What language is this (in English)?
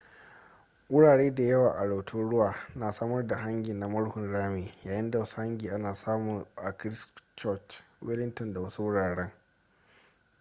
Hausa